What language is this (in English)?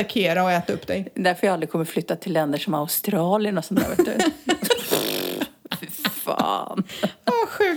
Swedish